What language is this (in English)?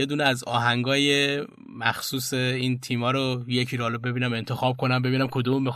Persian